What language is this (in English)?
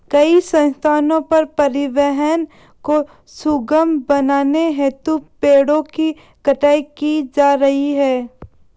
Hindi